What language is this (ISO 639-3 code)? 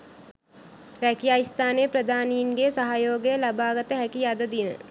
sin